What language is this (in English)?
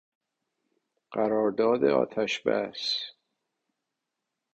Persian